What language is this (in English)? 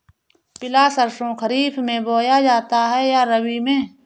Hindi